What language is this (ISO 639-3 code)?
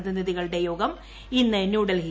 mal